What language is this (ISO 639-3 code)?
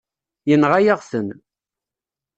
kab